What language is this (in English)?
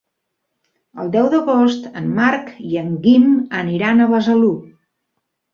Catalan